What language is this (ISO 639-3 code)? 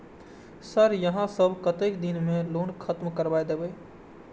mai